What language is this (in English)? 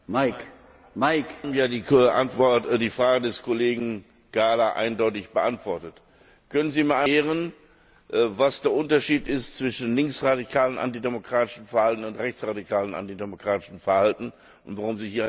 German